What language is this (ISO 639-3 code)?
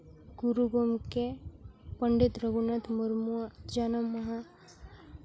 sat